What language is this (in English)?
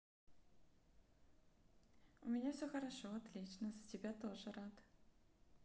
Russian